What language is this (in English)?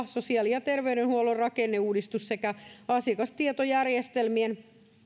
Finnish